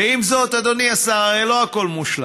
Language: Hebrew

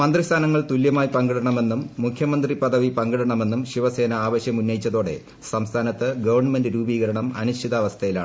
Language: Malayalam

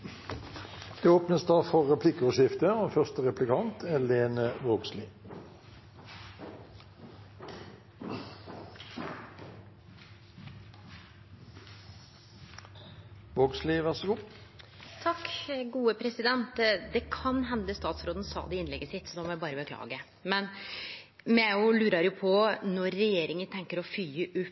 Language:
Norwegian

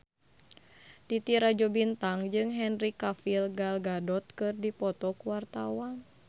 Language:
Sundanese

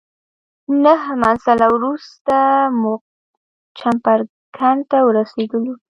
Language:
Pashto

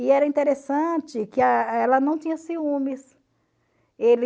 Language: Portuguese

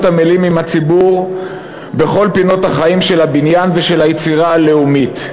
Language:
Hebrew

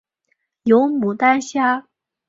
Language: Chinese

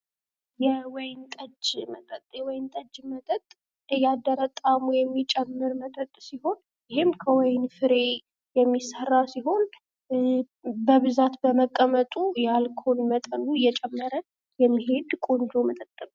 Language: Amharic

